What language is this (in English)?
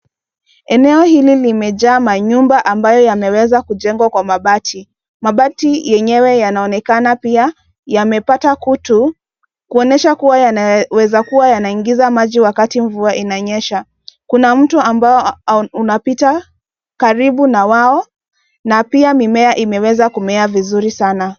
Swahili